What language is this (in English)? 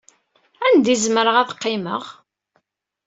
Kabyle